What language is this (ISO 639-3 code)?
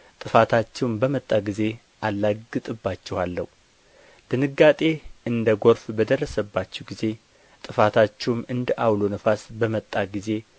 amh